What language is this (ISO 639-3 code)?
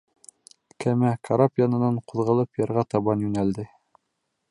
bak